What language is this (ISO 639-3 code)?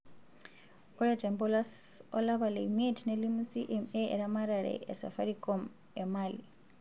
mas